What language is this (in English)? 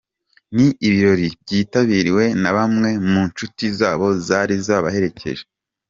Kinyarwanda